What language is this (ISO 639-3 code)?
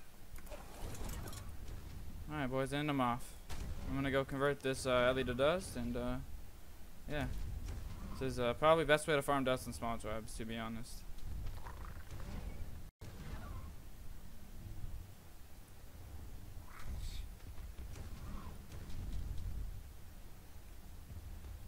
eng